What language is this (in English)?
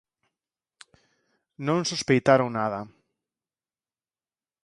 Galician